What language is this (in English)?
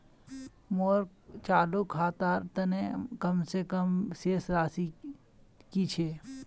Magahi